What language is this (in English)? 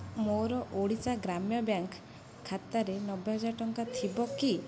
Odia